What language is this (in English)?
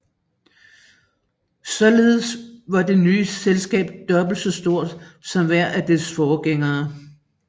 Danish